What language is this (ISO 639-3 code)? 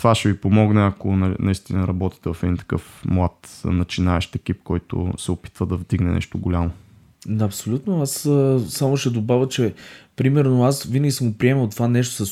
bul